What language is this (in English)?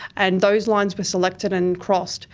English